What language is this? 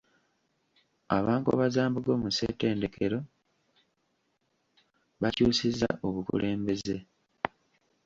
Ganda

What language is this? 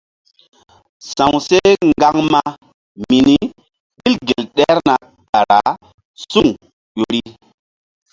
Mbum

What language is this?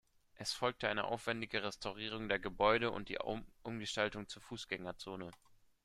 German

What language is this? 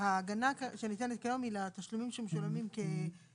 Hebrew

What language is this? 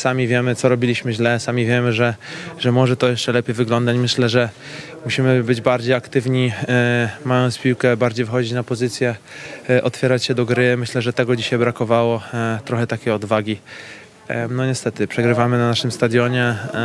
Polish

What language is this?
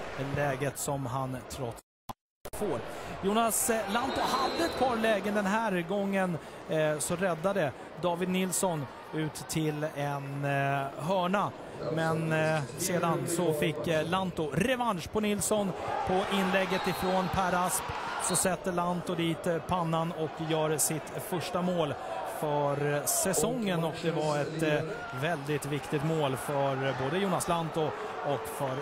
Swedish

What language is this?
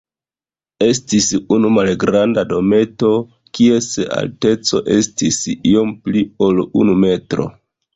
Esperanto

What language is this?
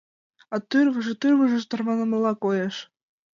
Mari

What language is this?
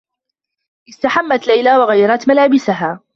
Arabic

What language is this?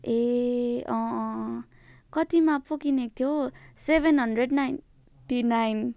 Nepali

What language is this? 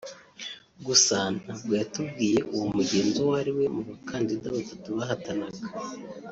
Kinyarwanda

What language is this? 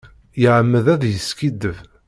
Kabyle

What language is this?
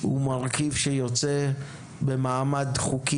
Hebrew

